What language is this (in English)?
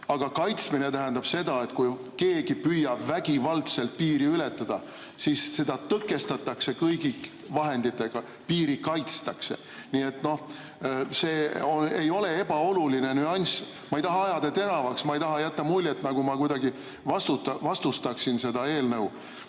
Estonian